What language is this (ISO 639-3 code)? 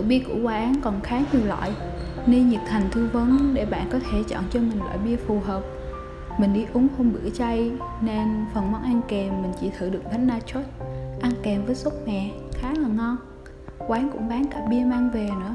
vie